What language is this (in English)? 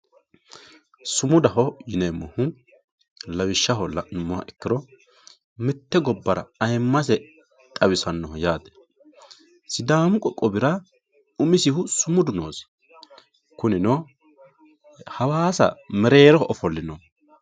Sidamo